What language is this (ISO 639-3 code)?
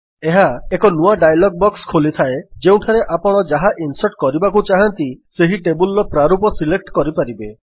ori